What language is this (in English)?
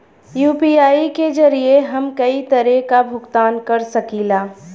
Bhojpuri